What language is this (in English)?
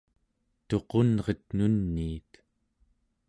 Central Yupik